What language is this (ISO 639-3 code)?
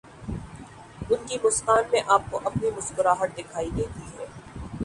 urd